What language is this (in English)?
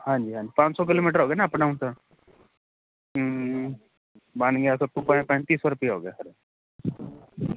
Punjabi